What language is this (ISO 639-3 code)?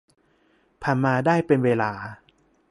tha